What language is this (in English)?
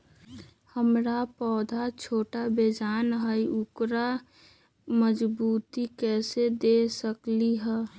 Magahi